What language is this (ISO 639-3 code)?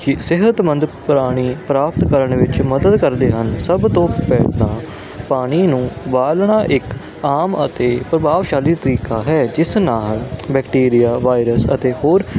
pan